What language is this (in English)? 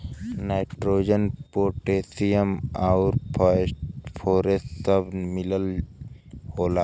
Bhojpuri